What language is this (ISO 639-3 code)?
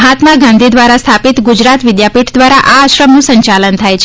guj